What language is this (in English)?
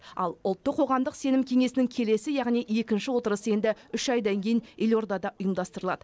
Kazakh